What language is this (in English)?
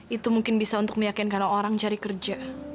Indonesian